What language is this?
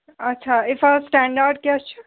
Kashmiri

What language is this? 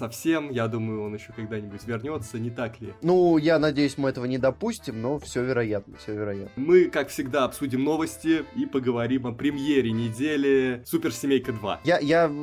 Russian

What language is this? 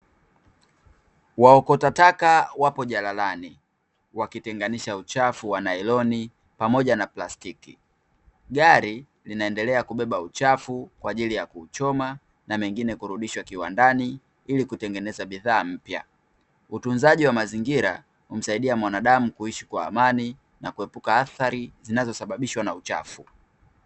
Swahili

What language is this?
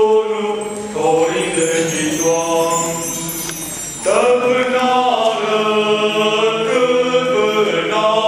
Romanian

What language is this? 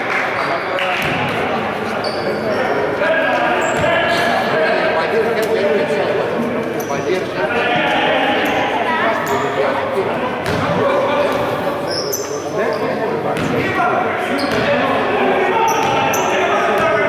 Greek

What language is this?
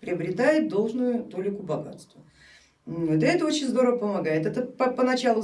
Russian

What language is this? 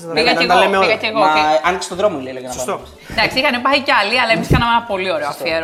Greek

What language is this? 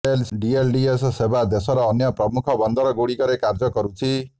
Odia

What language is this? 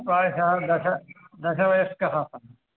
Sanskrit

